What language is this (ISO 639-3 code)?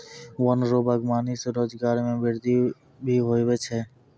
mai